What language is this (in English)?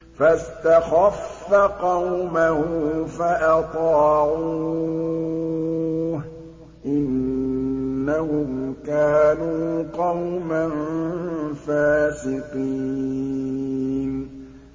Arabic